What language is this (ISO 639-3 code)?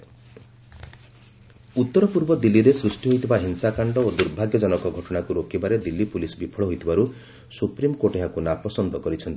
ori